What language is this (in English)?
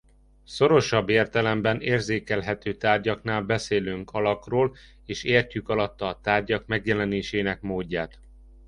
Hungarian